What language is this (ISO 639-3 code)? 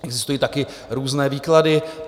ces